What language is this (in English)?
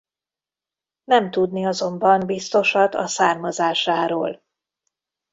Hungarian